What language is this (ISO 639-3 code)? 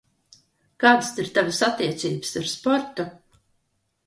lav